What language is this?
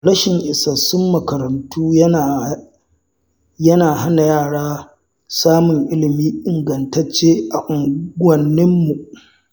Hausa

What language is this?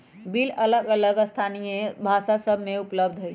Magahi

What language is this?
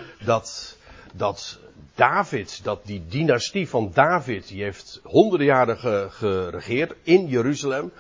Dutch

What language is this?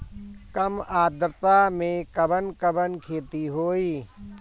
Bhojpuri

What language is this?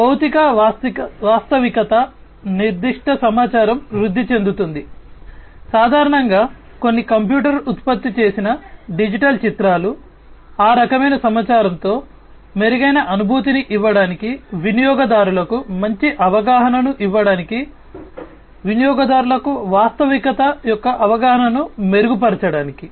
Telugu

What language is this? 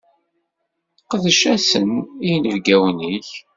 Kabyle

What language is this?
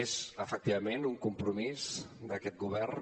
Catalan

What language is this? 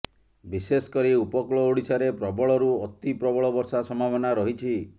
Odia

